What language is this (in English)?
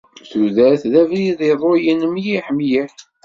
Kabyle